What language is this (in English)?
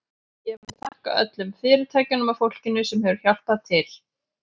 Icelandic